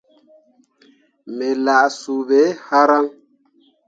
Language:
Mundang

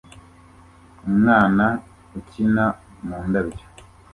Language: Kinyarwanda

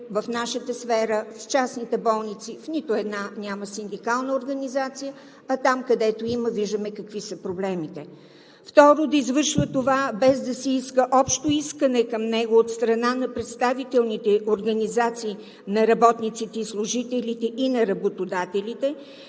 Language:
Bulgarian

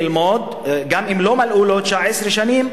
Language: Hebrew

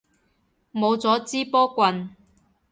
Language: Cantonese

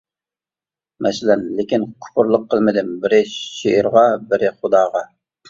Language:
Uyghur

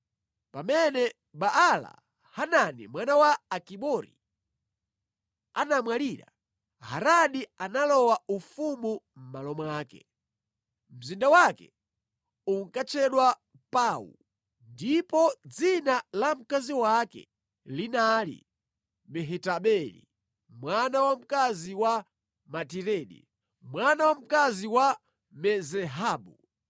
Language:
Nyanja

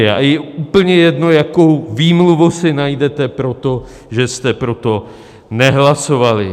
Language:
Czech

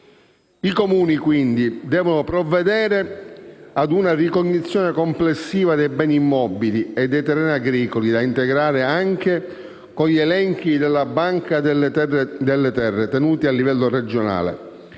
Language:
Italian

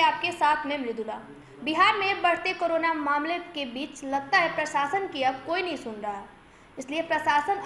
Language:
Hindi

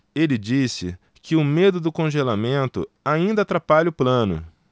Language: Portuguese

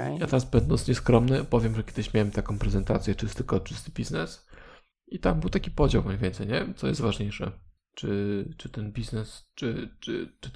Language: Polish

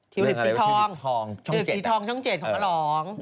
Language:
Thai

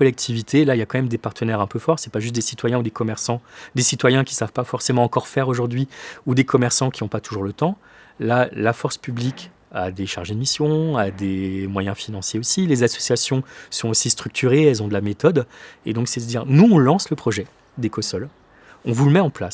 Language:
French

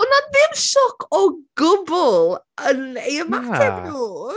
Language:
Welsh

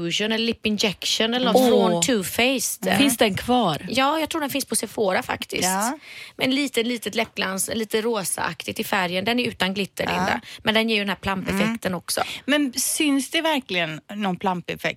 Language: Swedish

